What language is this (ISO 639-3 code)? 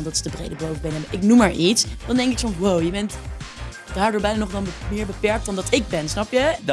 nld